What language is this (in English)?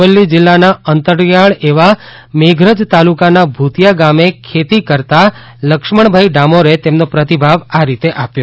Gujarati